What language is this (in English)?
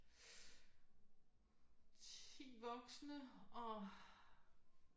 Danish